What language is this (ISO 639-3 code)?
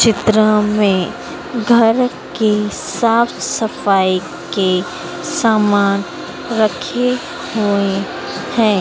hin